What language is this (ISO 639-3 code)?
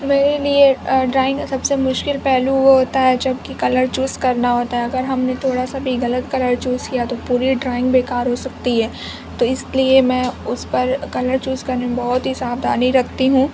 urd